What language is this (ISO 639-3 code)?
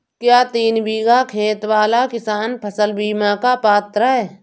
hin